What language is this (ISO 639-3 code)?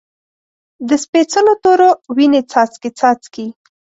pus